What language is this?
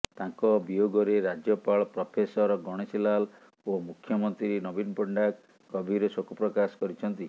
Odia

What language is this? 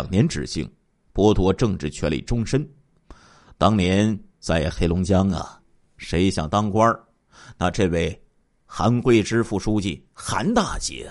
Chinese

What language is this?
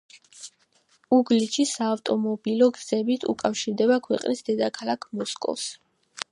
Georgian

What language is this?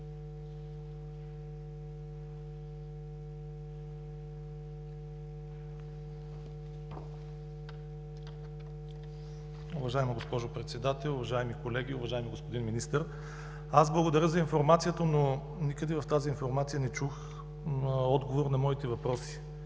Bulgarian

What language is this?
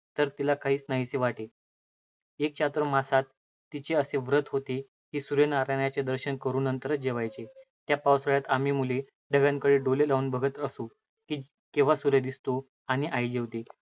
Marathi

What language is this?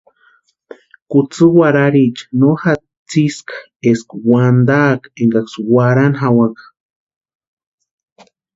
Western Highland Purepecha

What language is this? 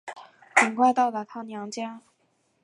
Chinese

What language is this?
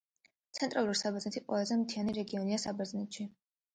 Georgian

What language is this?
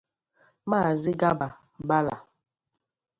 Igbo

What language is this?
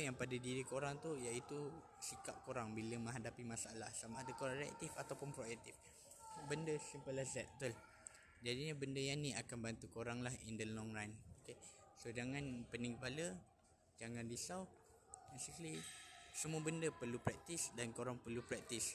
Malay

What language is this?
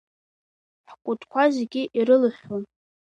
Abkhazian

